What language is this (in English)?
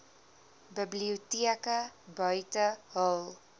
Afrikaans